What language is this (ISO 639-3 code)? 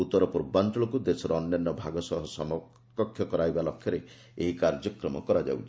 ori